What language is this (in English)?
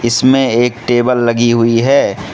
Hindi